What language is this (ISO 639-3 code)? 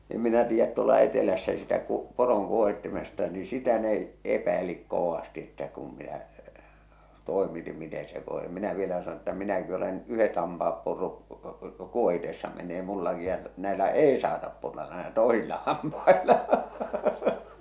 fin